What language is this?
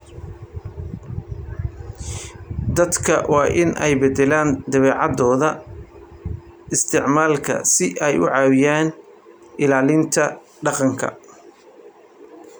Somali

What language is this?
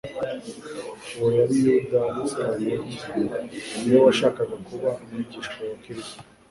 Kinyarwanda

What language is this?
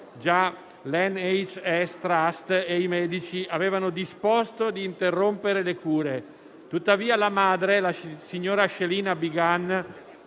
Italian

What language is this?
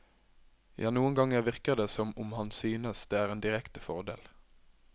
Norwegian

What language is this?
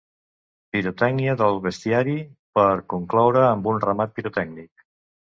Catalan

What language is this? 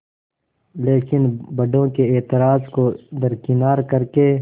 Hindi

